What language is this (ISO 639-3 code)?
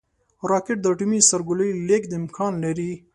pus